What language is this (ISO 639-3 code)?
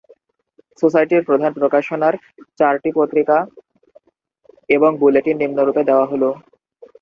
ben